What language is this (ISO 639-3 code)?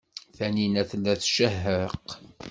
kab